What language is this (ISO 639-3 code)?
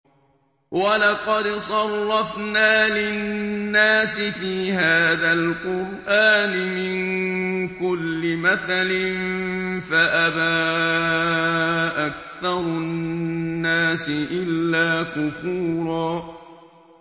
ara